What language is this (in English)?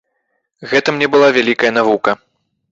Belarusian